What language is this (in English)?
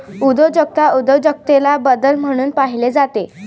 Marathi